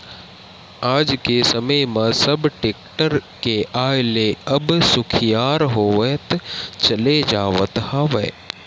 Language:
Chhattisgarhi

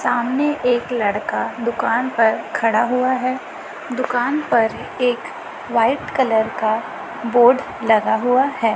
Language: Hindi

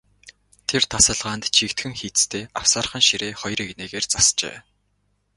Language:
Mongolian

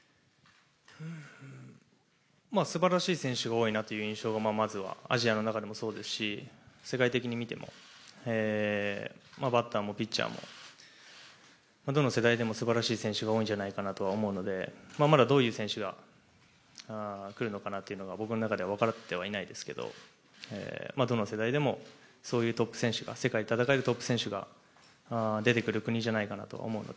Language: Japanese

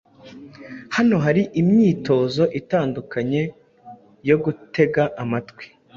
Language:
Kinyarwanda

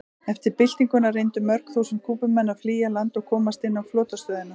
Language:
Icelandic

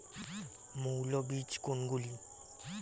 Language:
Bangla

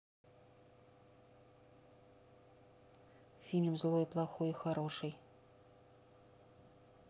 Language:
Russian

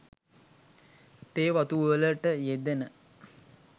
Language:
Sinhala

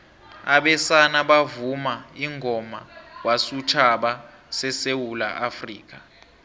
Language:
South Ndebele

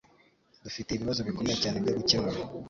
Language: Kinyarwanda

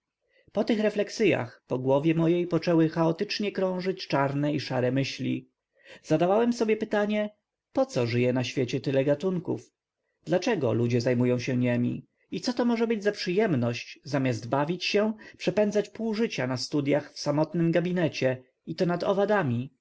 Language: Polish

